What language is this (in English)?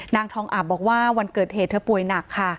Thai